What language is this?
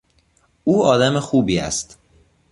Persian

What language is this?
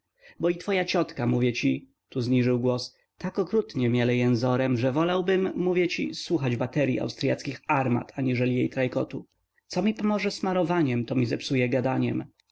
Polish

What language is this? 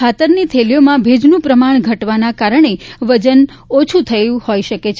Gujarati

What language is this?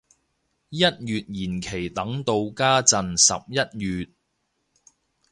Cantonese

